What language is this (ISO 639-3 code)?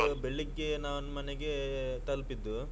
kan